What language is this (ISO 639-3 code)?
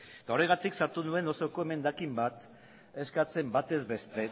eus